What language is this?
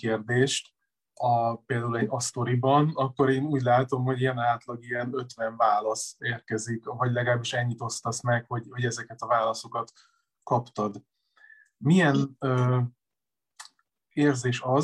Hungarian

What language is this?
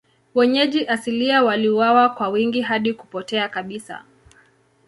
Swahili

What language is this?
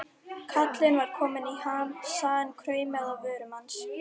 Icelandic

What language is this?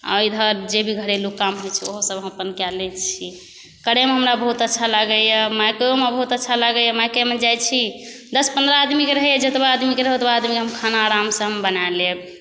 Maithili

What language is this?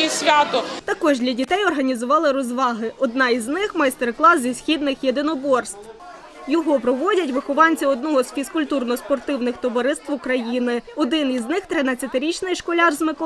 Ukrainian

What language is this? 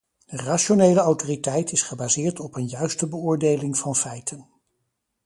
Dutch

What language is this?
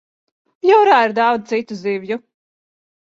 Latvian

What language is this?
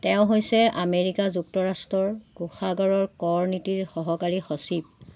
Assamese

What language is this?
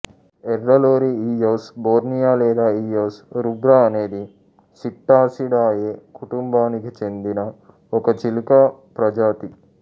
Telugu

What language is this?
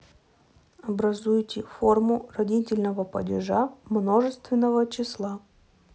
Russian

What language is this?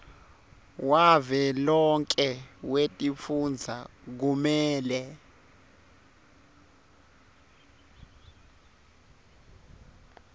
Swati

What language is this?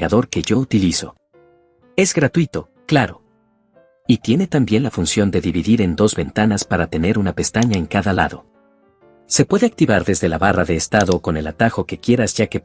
Spanish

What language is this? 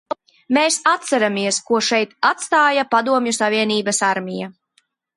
Latvian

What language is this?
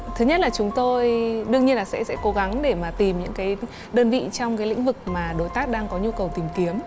Vietnamese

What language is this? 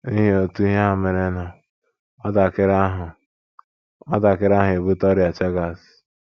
Igbo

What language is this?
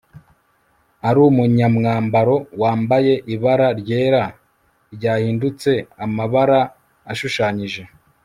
Kinyarwanda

